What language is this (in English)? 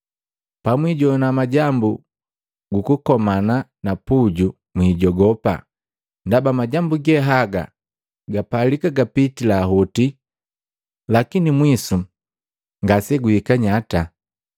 Matengo